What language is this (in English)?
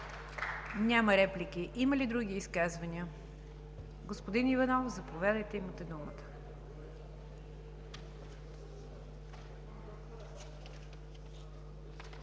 Bulgarian